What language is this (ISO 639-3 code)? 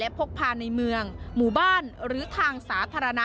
tha